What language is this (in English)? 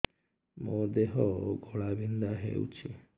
Odia